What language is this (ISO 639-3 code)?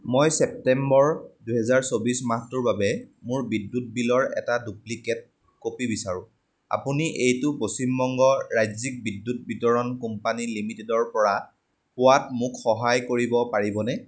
asm